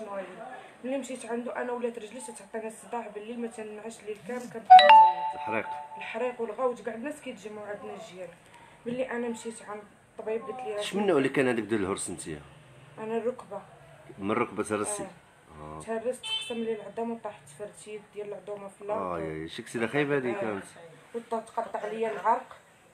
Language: Arabic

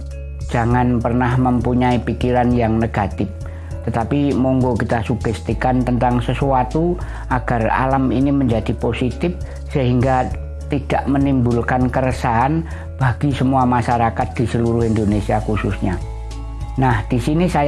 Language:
Indonesian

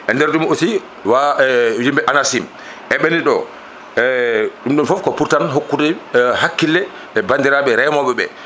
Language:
Fula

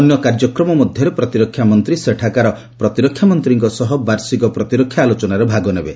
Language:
Odia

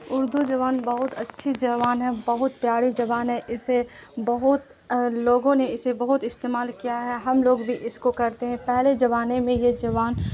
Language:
Urdu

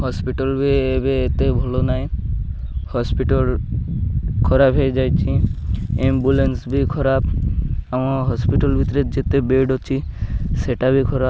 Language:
Odia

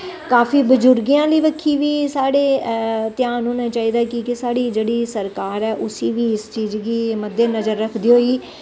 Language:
Dogri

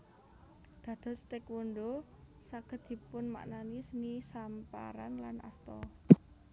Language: Javanese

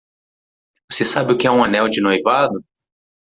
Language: Portuguese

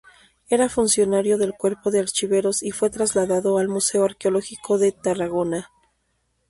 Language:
Spanish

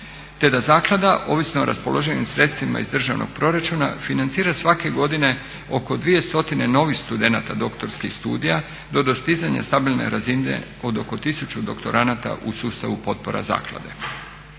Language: Croatian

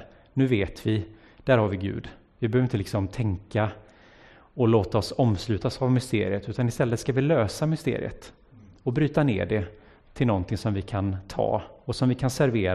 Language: Swedish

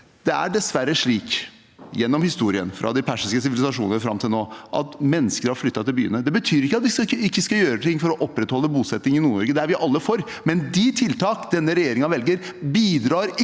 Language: Norwegian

